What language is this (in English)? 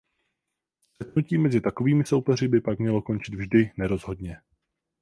Czech